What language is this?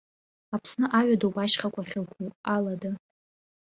Abkhazian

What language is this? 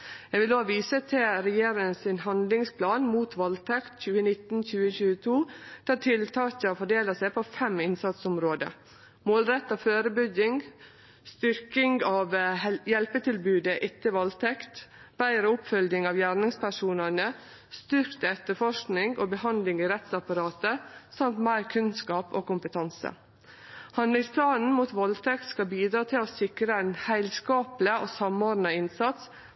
Norwegian Nynorsk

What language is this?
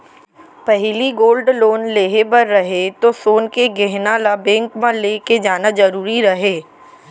Chhattisgarhi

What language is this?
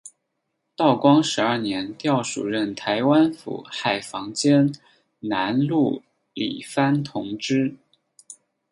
Chinese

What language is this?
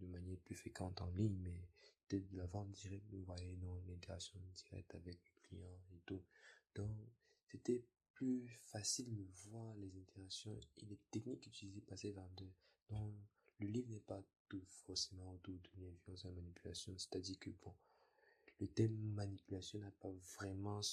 French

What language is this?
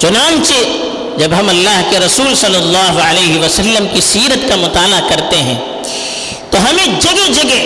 Urdu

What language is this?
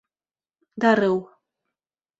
Bashkir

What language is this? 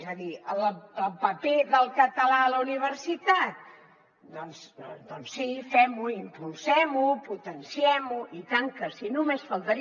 Catalan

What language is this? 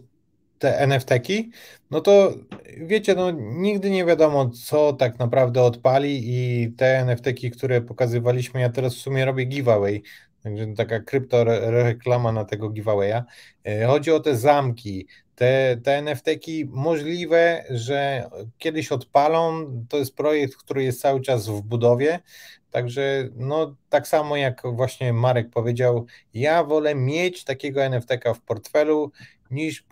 Polish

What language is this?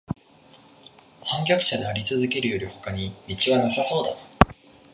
Japanese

